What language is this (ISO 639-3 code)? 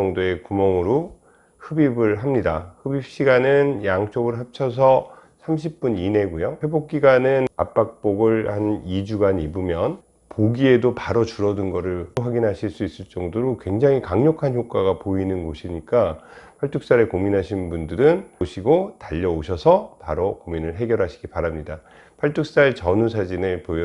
kor